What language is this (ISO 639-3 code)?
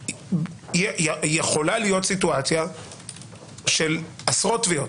heb